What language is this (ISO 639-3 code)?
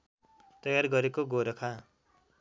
nep